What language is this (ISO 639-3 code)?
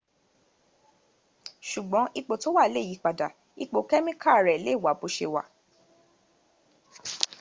yor